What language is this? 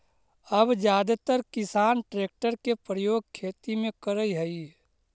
Magahi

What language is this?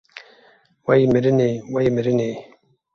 Kurdish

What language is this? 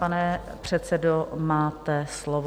Czech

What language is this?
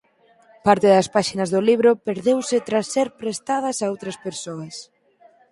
Galician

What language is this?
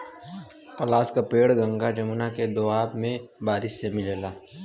Bhojpuri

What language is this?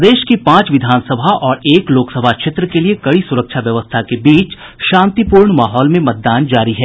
Hindi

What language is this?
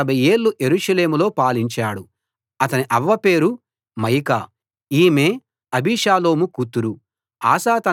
Telugu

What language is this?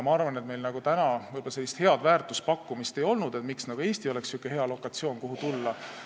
Estonian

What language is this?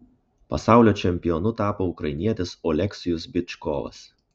Lithuanian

